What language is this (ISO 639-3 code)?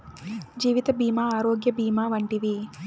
tel